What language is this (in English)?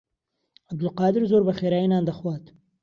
Central Kurdish